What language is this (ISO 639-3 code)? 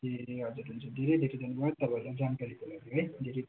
nep